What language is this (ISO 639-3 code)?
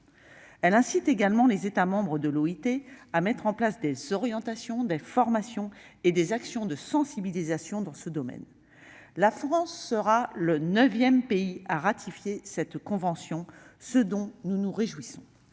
fra